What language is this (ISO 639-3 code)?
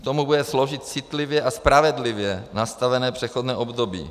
ces